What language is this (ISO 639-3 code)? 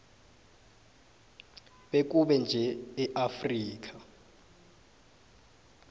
nbl